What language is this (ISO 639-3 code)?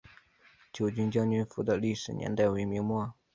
zho